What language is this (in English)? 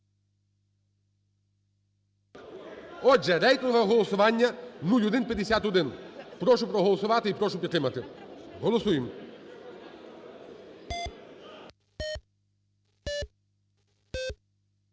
Ukrainian